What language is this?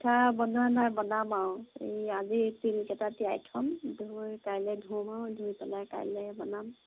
Assamese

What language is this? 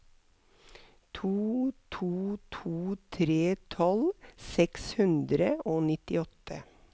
Norwegian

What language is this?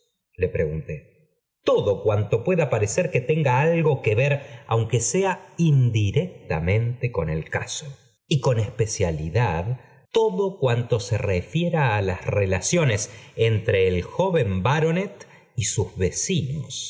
Spanish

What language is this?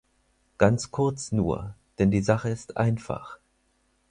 German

